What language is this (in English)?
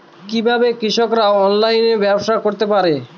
Bangla